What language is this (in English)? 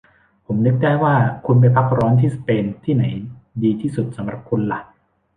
Thai